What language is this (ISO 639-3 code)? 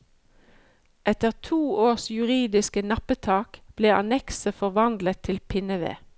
nor